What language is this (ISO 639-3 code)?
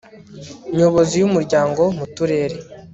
kin